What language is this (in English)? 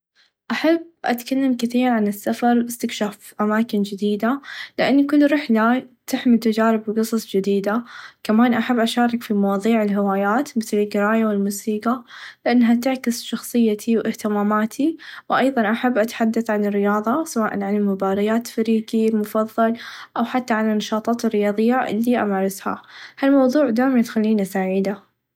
Najdi Arabic